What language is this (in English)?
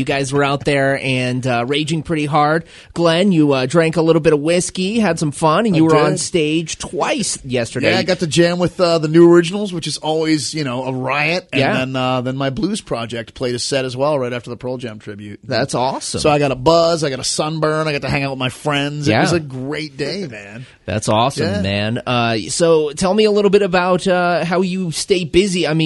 English